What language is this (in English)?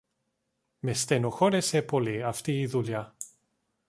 Greek